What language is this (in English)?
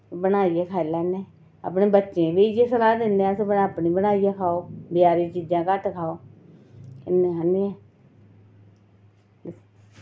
Dogri